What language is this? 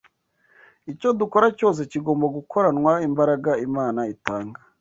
Kinyarwanda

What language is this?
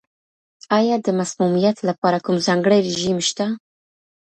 Pashto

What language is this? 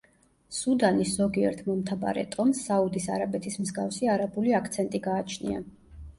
Georgian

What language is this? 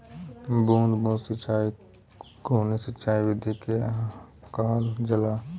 Bhojpuri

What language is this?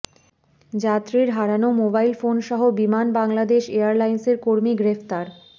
Bangla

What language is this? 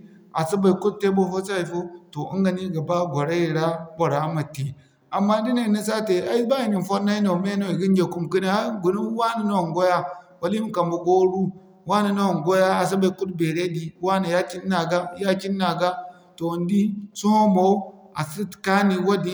Zarma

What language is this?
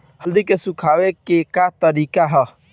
Bhojpuri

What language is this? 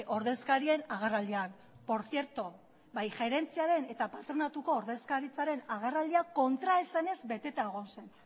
Basque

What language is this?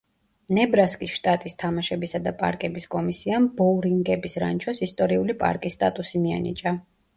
Georgian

